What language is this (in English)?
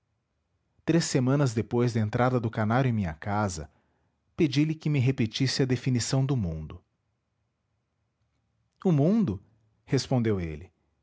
Portuguese